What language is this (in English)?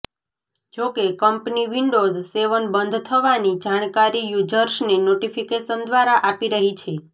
Gujarati